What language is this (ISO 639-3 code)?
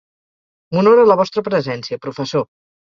cat